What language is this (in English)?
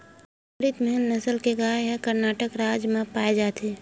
Chhattisgarhi